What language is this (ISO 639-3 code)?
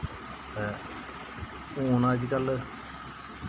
doi